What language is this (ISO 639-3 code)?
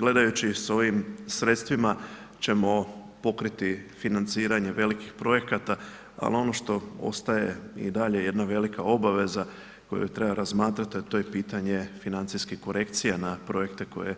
hrv